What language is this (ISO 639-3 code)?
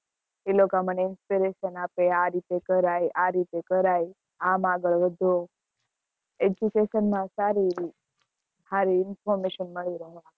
guj